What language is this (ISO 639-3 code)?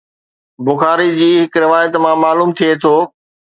snd